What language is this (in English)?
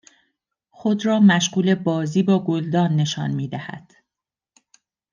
Persian